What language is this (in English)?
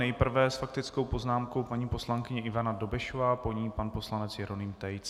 Czech